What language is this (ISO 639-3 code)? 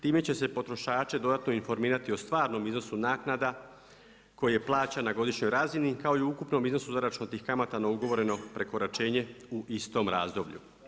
hrv